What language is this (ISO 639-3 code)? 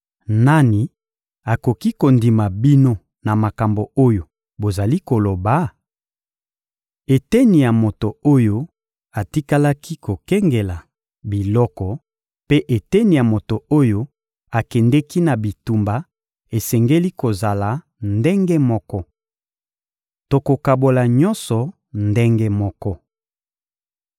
lin